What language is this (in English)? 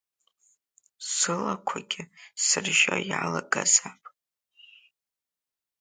Abkhazian